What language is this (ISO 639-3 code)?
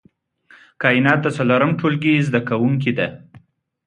pus